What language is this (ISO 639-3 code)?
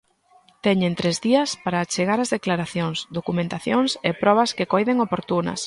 glg